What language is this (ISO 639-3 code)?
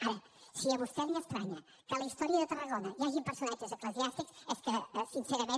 cat